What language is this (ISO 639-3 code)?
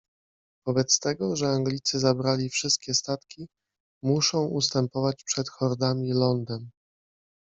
pol